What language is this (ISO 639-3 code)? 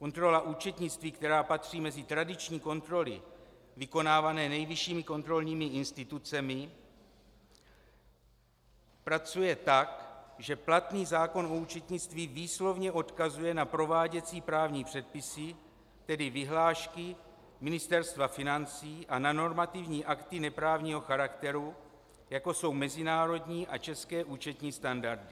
ces